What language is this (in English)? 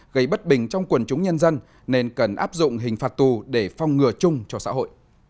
Vietnamese